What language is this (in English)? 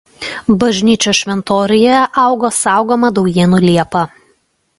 Lithuanian